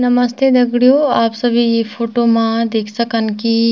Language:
Garhwali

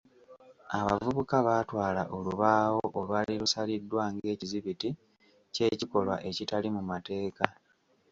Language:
Ganda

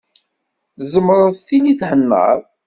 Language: Kabyle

